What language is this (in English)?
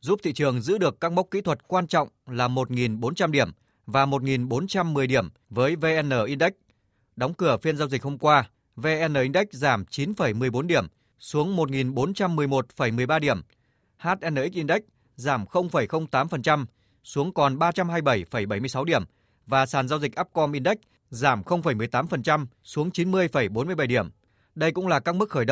Vietnamese